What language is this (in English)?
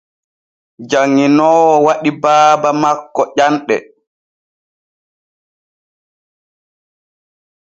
Borgu Fulfulde